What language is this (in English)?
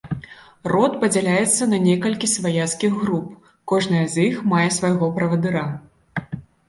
Belarusian